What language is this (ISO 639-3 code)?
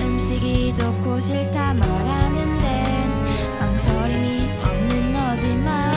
kor